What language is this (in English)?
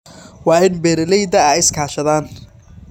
Somali